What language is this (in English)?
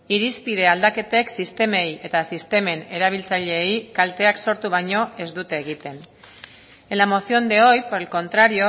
Basque